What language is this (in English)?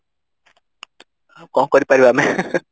Odia